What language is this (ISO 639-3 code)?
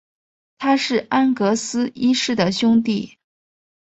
zho